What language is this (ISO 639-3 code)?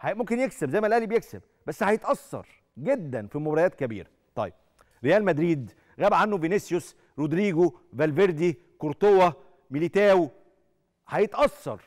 ara